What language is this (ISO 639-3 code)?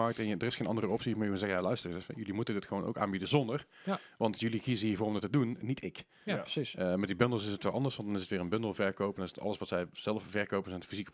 nld